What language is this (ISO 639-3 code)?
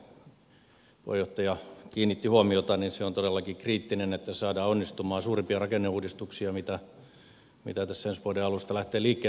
fin